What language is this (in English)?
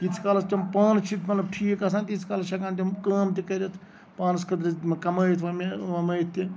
Kashmiri